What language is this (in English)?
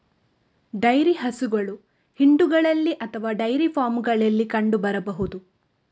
Kannada